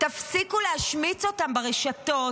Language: Hebrew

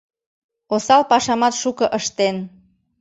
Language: Mari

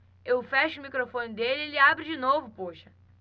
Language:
Portuguese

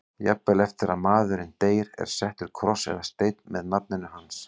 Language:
Icelandic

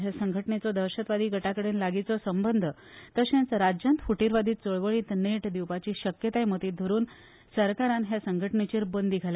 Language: Konkani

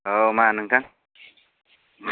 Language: Bodo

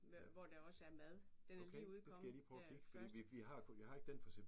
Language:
Danish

